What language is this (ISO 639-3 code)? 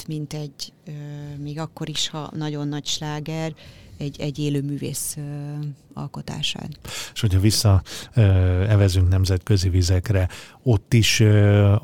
hun